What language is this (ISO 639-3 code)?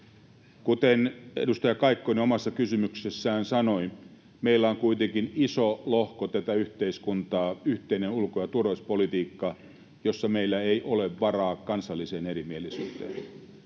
fin